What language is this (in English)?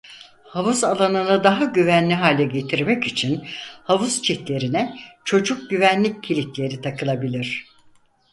Turkish